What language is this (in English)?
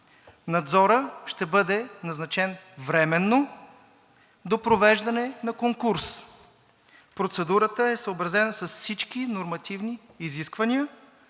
Bulgarian